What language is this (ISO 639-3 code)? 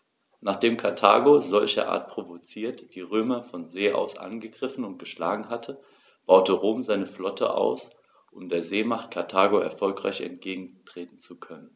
deu